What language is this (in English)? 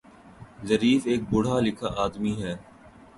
Urdu